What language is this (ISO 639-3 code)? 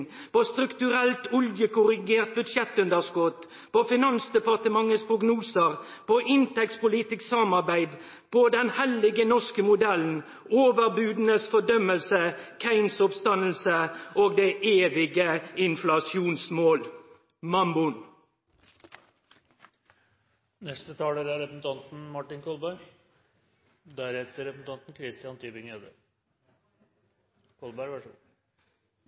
nor